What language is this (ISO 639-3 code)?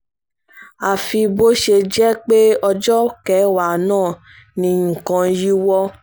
yor